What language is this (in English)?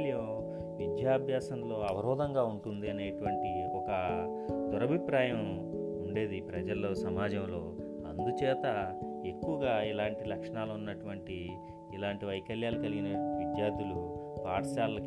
Telugu